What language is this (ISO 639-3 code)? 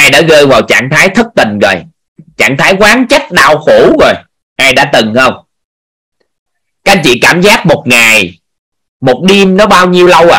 vie